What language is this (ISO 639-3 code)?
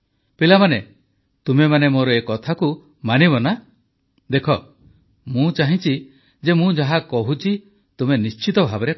ori